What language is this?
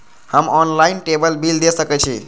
Maithili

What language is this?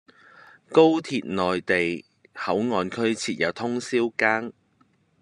Cantonese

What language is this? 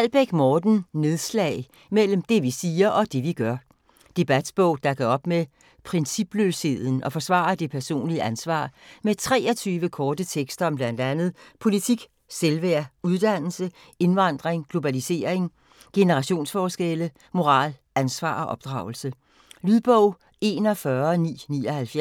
Danish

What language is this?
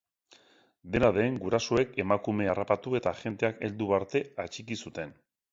Basque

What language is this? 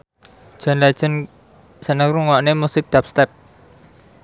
Javanese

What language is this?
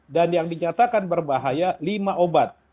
Indonesian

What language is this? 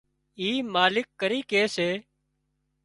Wadiyara Koli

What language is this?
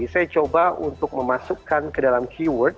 Indonesian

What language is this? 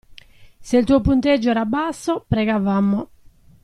Italian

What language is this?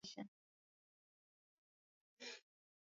Swahili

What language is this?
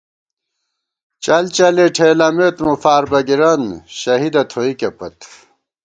Gawar-Bati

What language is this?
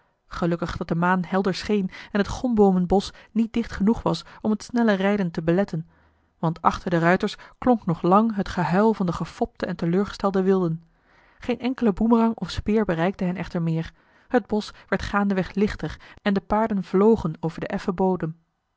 Dutch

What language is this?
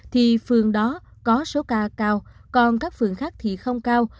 Vietnamese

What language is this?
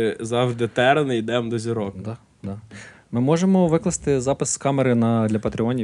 Ukrainian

